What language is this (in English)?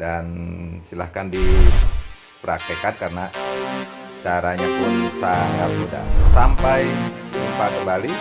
Indonesian